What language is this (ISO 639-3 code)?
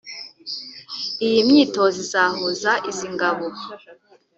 kin